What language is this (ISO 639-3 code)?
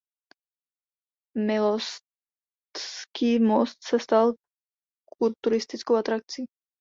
ces